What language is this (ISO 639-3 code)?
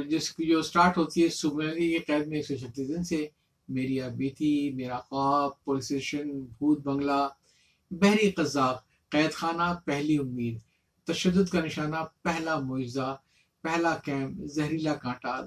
urd